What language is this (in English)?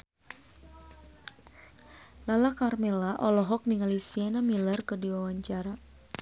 Sundanese